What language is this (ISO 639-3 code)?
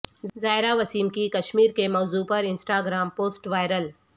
urd